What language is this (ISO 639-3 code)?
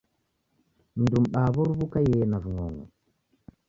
dav